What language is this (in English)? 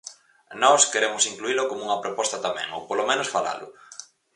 Galician